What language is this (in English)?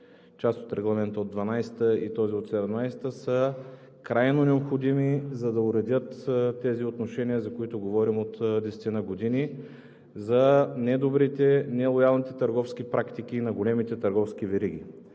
Bulgarian